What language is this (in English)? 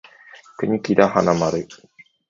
Japanese